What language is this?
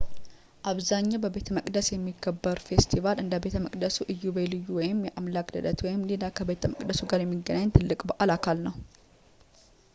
Amharic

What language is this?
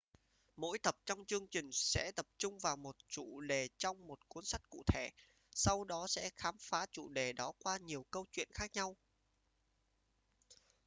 Vietnamese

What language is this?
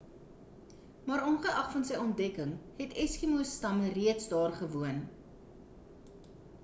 Afrikaans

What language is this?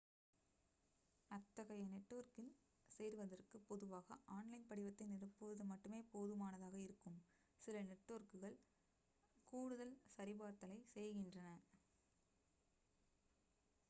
Tamil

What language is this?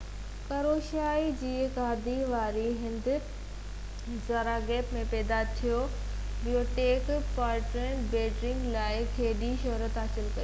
Sindhi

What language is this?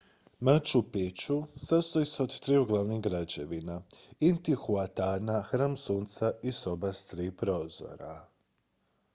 Croatian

